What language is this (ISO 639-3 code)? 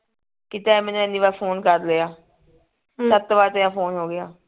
pan